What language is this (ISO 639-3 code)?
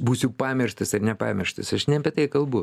lit